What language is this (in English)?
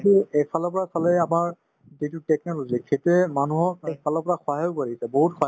Assamese